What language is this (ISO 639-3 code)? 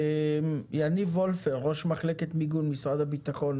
heb